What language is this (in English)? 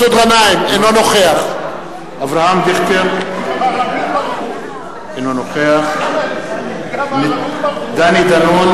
Hebrew